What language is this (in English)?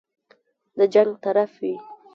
Pashto